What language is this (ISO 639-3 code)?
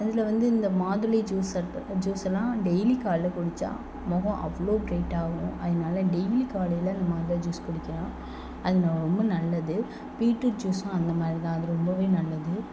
tam